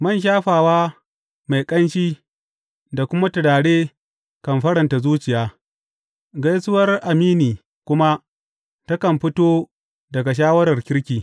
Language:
Hausa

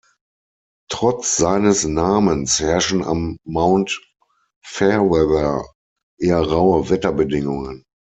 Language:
German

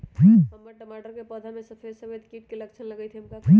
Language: Magahi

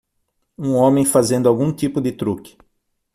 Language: Portuguese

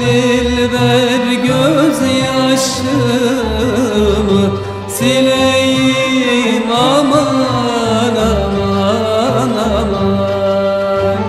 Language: Turkish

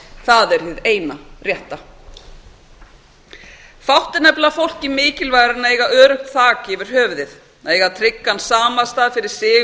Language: Icelandic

